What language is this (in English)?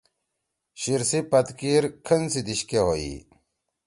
Torwali